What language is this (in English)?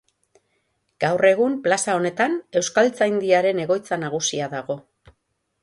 Basque